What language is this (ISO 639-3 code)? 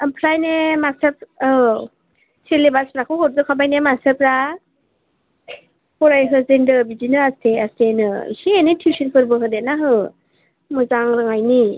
brx